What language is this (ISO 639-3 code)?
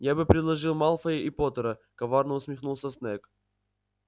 rus